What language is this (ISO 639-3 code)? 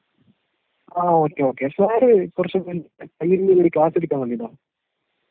mal